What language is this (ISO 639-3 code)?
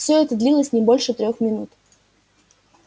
rus